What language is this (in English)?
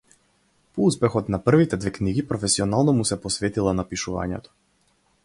Macedonian